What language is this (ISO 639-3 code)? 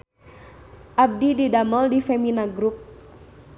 sun